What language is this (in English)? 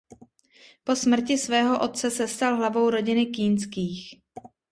Czech